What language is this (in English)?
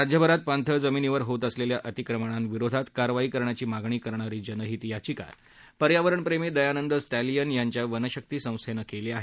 Marathi